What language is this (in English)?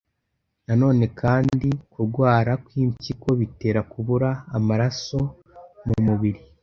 Kinyarwanda